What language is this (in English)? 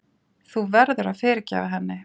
Icelandic